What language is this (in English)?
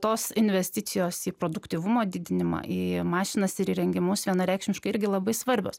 Lithuanian